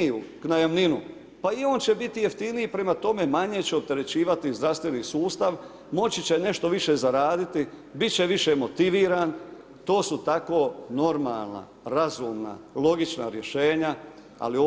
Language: Croatian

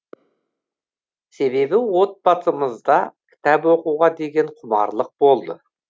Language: Kazakh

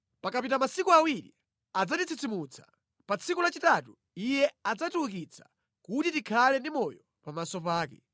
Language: Nyanja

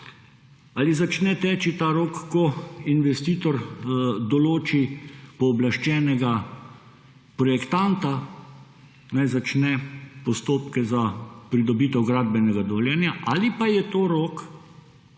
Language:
Slovenian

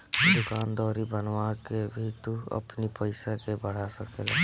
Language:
Bhojpuri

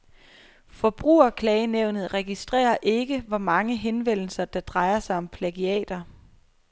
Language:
Danish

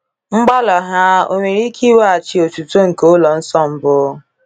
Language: Igbo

